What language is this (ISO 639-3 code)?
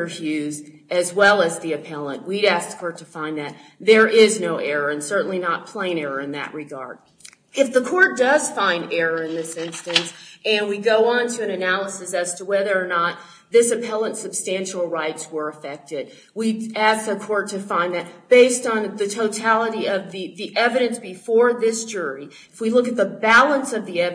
eng